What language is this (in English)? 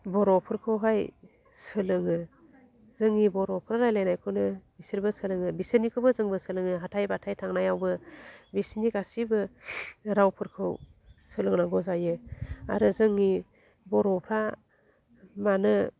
Bodo